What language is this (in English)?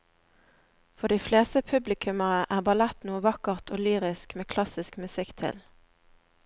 Norwegian